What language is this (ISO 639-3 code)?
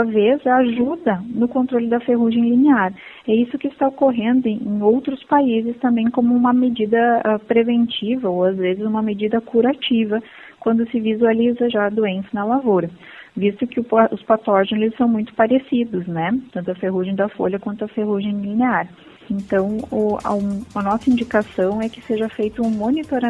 por